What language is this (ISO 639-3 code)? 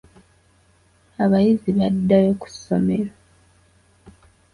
lug